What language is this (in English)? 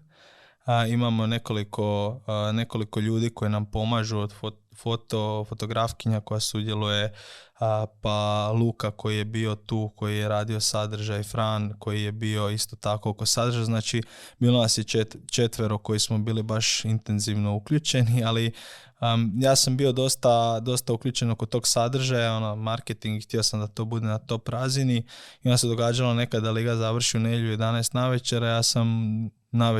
Croatian